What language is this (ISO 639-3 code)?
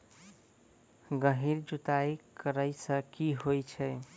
mai